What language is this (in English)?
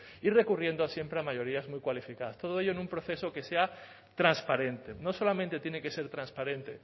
Spanish